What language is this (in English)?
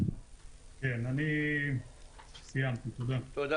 Hebrew